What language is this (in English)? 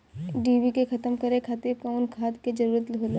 Bhojpuri